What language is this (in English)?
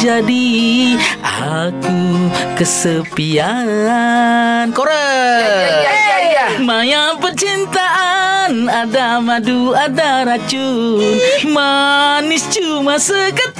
Malay